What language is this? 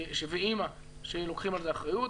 Hebrew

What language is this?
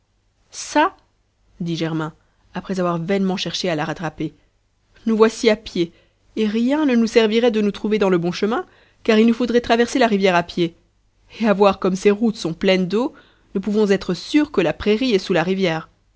French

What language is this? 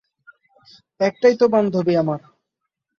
Bangla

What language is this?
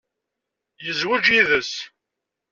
Kabyle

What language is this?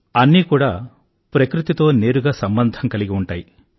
Telugu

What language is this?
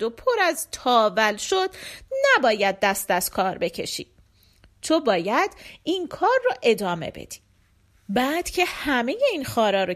Persian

